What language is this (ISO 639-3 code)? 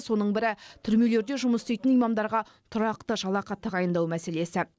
kaz